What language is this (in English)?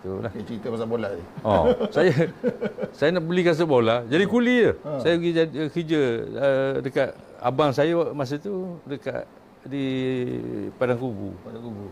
Malay